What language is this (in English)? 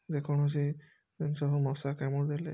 Odia